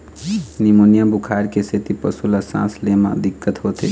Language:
Chhattisgarhi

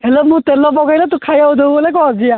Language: Odia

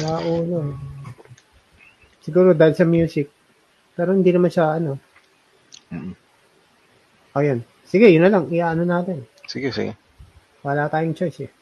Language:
Filipino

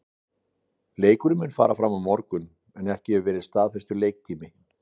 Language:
Icelandic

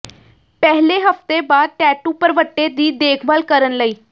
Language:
Punjabi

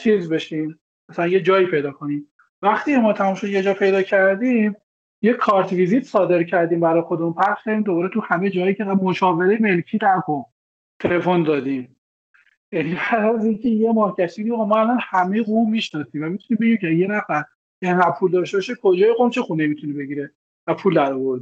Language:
Persian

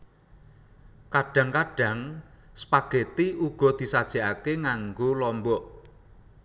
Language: Javanese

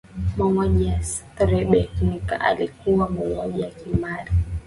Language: Swahili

